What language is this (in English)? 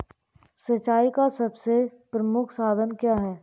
Hindi